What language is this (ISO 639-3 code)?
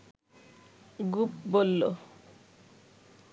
ben